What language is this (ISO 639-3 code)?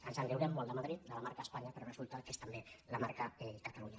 cat